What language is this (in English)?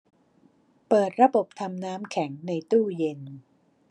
Thai